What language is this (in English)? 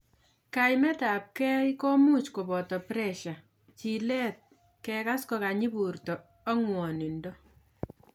Kalenjin